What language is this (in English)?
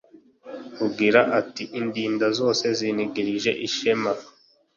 Kinyarwanda